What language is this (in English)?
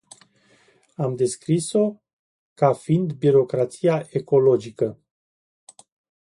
Romanian